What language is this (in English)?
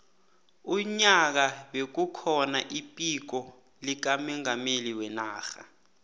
South Ndebele